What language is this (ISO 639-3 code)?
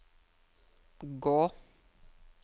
nor